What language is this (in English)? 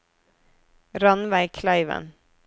Norwegian